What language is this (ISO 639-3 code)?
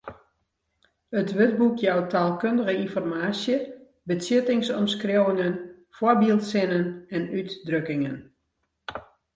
fry